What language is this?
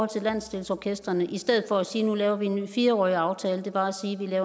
Danish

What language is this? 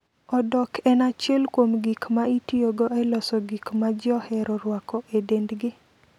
Luo (Kenya and Tanzania)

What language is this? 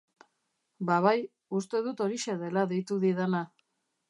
Basque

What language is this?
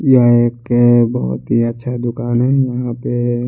Hindi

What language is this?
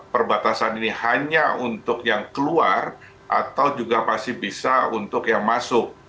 Indonesian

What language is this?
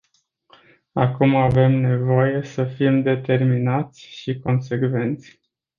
Romanian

